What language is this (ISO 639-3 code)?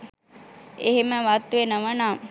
sin